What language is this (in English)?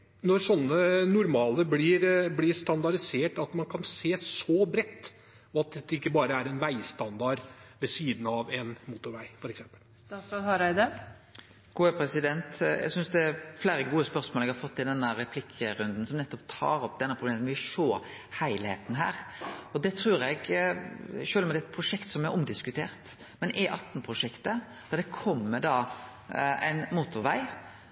Norwegian